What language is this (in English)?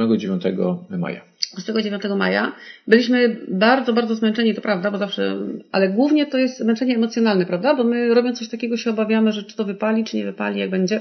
Polish